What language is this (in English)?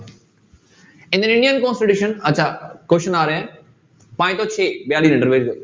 Punjabi